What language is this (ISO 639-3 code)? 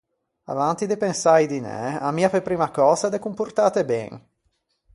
lij